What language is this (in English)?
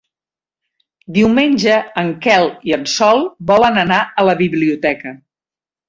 Catalan